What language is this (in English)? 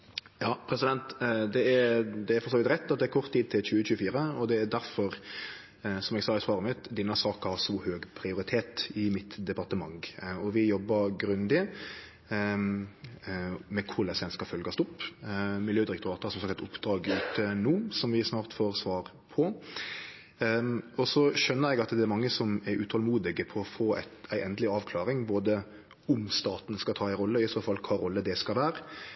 Norwegian Nynorsk